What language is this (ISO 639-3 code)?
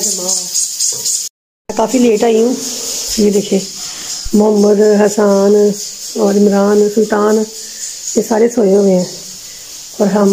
hin